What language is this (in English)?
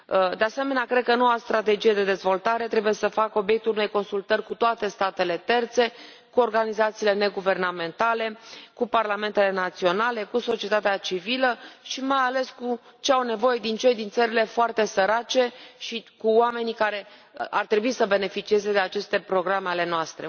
Romanian